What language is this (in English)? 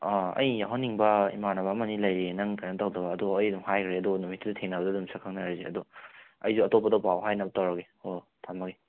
Manipuri